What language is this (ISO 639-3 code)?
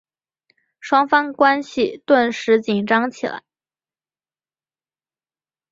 zho